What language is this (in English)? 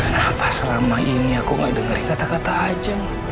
Indonesian